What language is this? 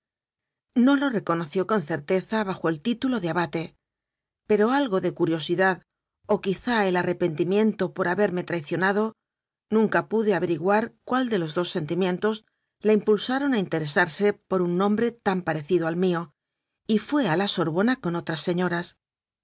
Spanish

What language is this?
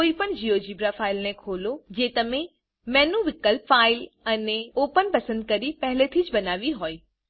Gujarati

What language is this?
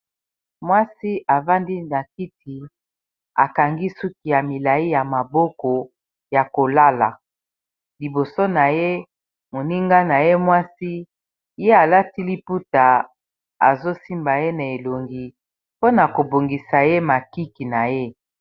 Lingala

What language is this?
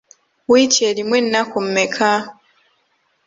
Ganda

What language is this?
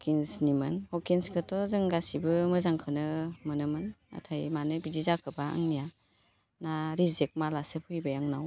Bodo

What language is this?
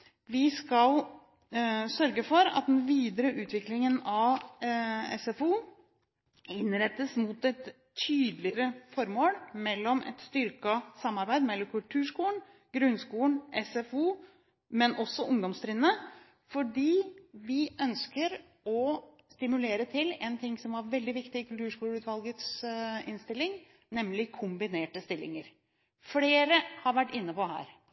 Norwegian Bokmål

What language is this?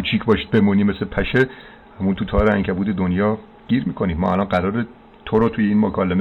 Persian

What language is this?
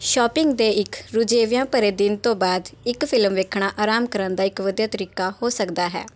Punjabi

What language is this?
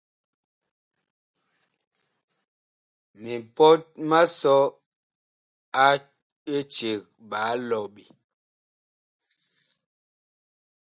Bakoko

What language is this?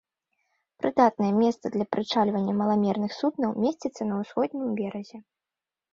Belarusian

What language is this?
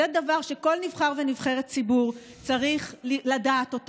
Hebrew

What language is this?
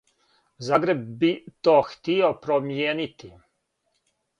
Serbian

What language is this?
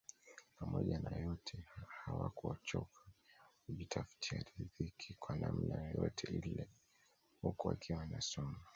Swahili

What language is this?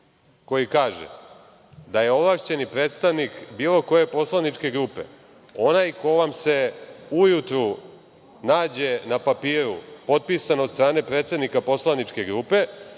Serbian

